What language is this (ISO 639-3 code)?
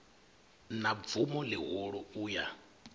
ven